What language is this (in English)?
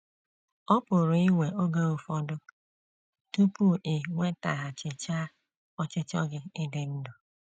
Igbo